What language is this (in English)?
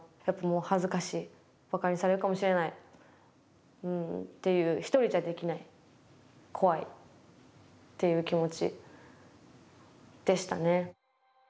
Japanese